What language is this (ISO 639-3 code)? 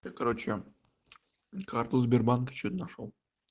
rus